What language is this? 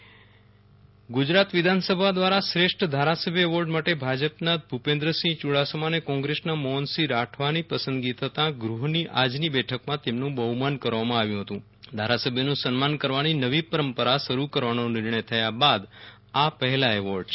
Gujarati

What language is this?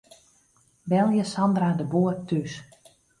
Western Frisian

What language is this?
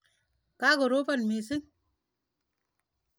Kalenjin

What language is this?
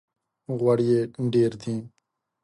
Pashto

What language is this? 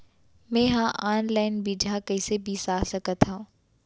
Chhattisgarhi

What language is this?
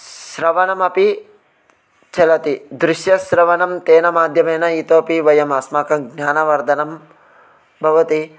Sanskrit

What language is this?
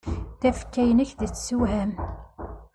Kabyle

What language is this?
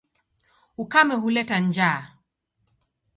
Swahili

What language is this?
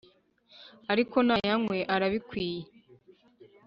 Kinyarwanda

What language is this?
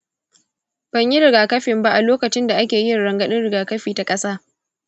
Hausa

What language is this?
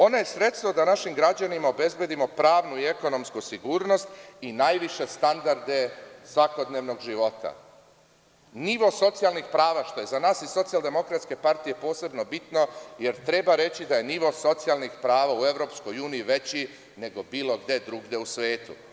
Serbian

